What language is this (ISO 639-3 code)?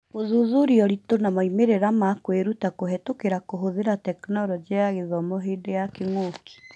kik